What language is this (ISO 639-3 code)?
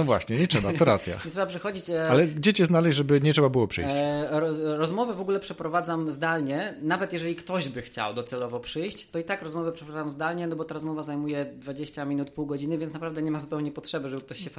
pol